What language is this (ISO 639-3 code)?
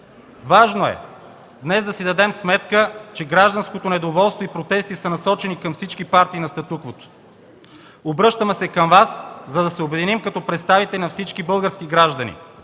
bul